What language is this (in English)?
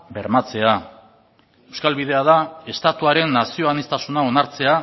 Basque